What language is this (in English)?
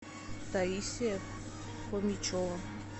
Russian